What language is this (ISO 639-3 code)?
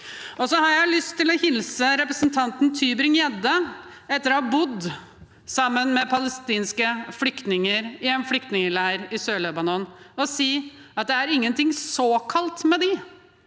nor